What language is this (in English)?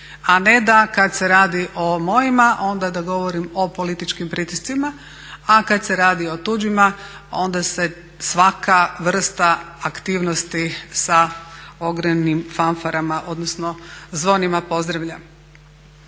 Croatian